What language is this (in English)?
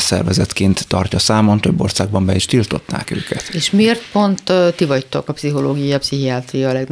Hungarian